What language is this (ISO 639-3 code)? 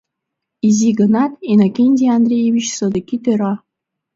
chm